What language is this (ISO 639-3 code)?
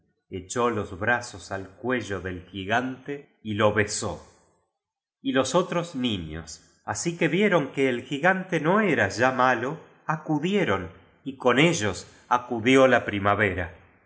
spa